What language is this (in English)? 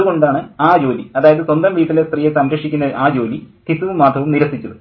Malayalam